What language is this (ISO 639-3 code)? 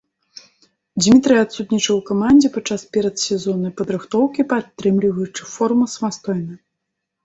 bel